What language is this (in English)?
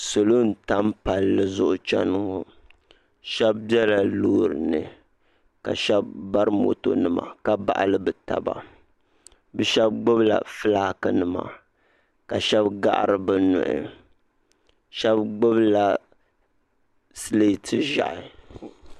Dagbani